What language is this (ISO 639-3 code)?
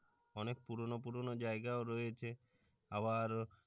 ben